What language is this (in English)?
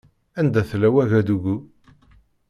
Kabyle